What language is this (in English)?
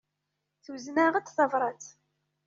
Kabyle